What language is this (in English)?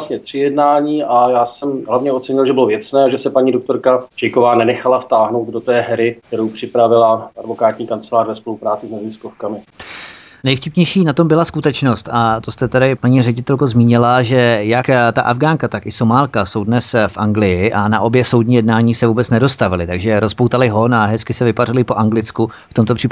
Czech